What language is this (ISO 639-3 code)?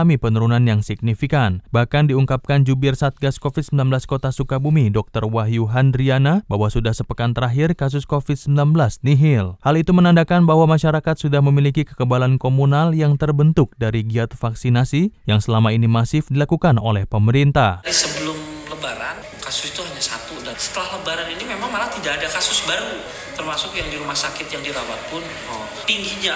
ind